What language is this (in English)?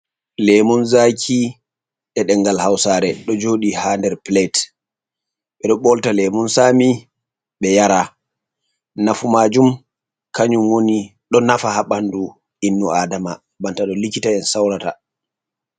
Fula